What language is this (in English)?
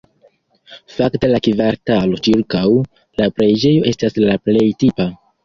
Esperanto